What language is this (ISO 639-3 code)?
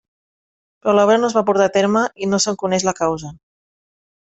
cat